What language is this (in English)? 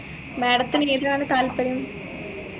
Malayalam